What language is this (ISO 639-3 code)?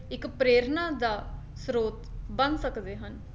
pan